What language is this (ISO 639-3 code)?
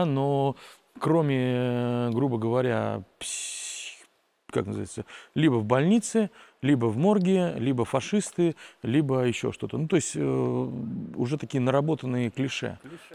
rus